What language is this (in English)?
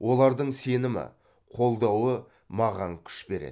Kazakh